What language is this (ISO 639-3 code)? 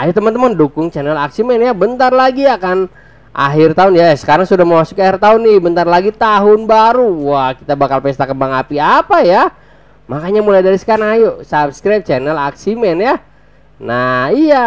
ind